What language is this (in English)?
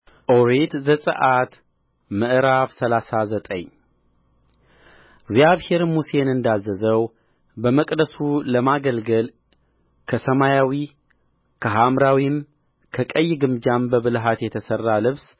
Amharic